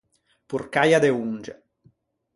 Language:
Ligurian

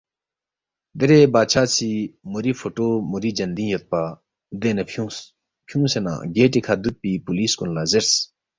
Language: Balti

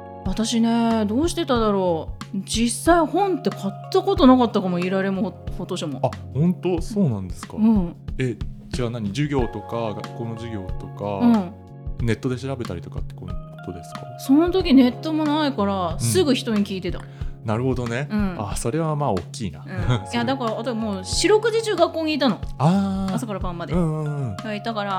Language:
Japanese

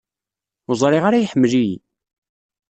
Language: Kabyle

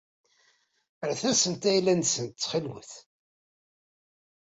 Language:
Kabyle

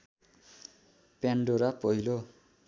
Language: Nepali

